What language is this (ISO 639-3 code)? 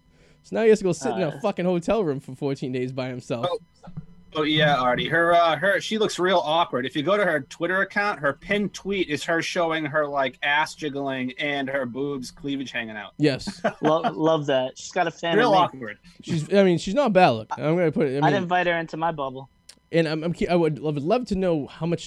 eng